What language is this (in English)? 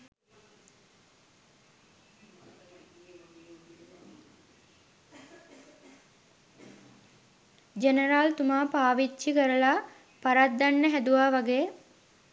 Sinhala